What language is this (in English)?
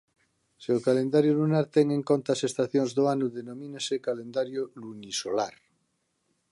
Galician